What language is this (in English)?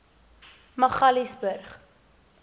Afrikaans